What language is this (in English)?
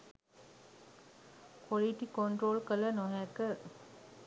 Sinhala